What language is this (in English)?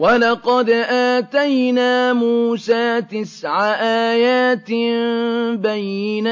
Arabic